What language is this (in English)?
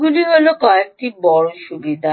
Bangla